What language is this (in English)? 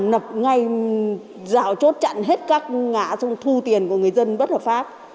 Vietnamese